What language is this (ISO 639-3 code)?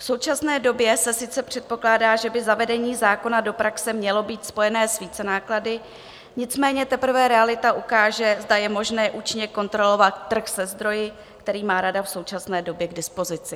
ces